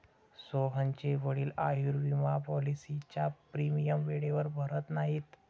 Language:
Marathi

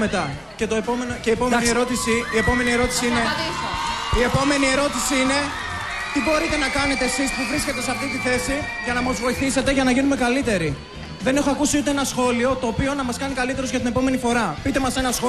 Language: Greek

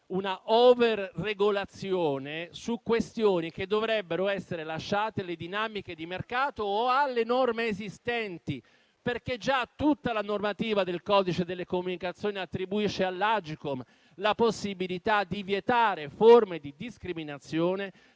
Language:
Italian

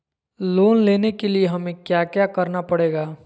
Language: Magahi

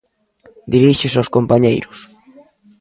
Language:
Galician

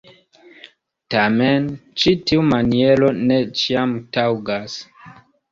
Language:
Esperanto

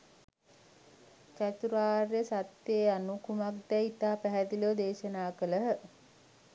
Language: Sinhala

